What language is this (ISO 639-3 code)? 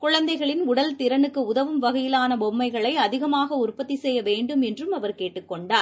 tam